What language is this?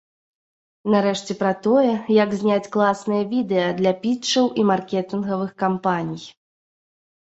Belarusian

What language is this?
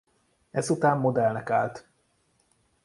Hungarian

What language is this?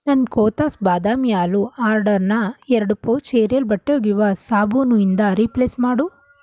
Kannada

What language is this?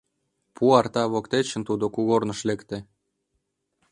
Mari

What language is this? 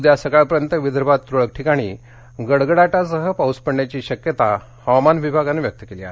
Marathi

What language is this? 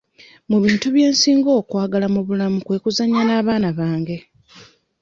Ganda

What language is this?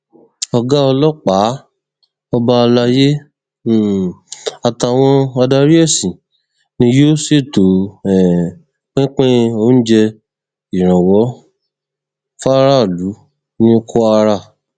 Yoruba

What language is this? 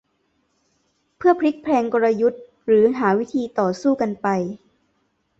Thai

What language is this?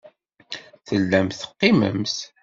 Kabyle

